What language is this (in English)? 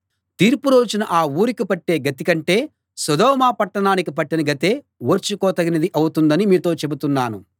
Telugu